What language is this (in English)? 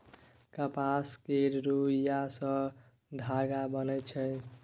Maithili